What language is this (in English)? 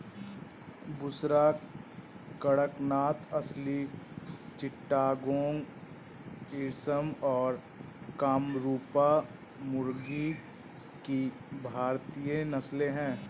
Hindi